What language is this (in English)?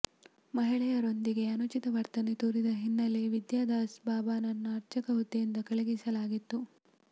Kannada